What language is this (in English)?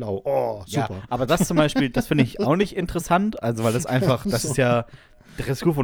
German